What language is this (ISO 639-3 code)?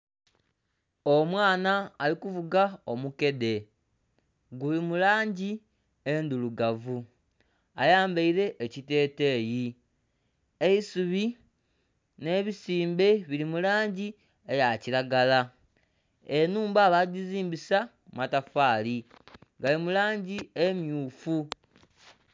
xog